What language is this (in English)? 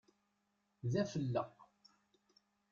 Kabyle